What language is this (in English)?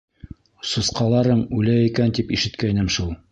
Bashkir